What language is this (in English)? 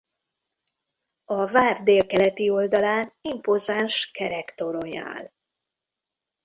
Hungarian